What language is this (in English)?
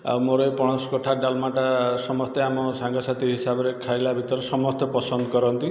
Odia